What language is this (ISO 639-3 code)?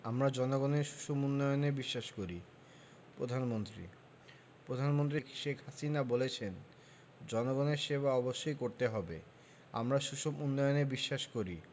ben